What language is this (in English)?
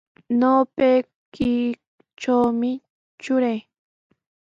Sihuas Ancash Quechua